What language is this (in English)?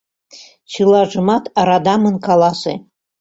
Mari